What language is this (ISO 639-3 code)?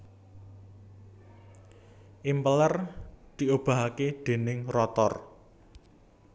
jav